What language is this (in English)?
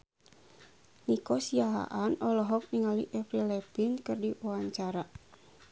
Sundanese